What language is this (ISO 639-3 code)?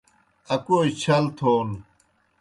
plk